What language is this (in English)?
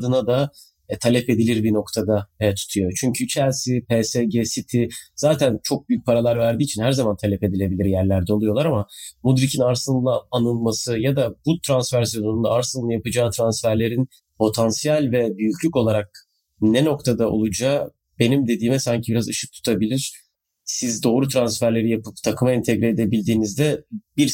Turkish